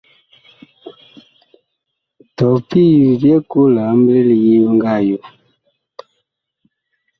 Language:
Bakoko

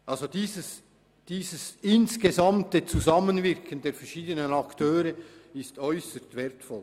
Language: Swiss German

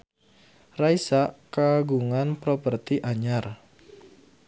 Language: Sundanese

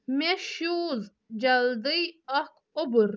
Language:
Kashmiri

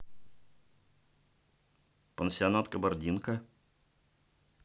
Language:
Russian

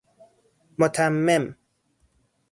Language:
Persian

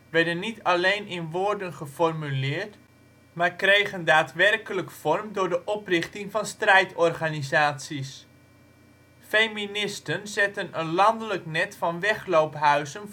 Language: Dutch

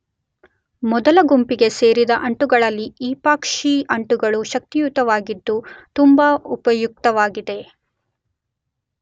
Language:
Kannada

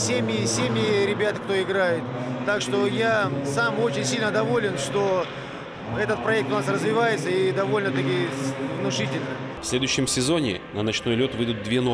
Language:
Russian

